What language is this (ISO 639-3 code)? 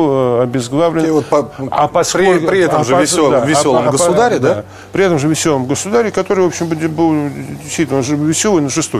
rus